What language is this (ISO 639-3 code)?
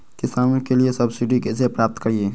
mag